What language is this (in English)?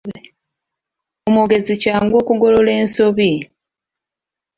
Ganda